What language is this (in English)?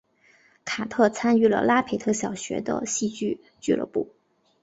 Chinese